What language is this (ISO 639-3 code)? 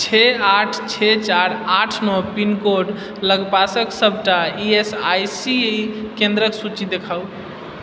mai